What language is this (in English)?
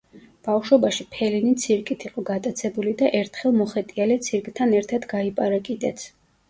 Georgian